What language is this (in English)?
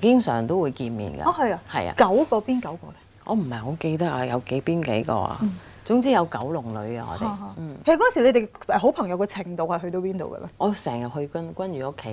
Chinese